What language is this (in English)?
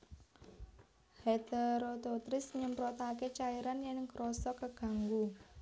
Javanese